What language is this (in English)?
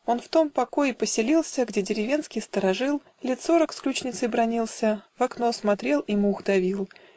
Russian